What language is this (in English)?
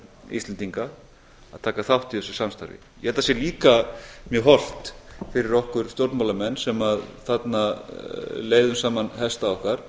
Icelandic